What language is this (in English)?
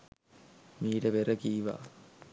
Sinhala